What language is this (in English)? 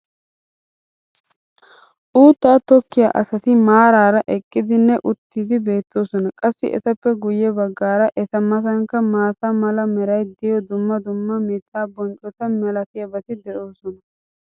Wolaytta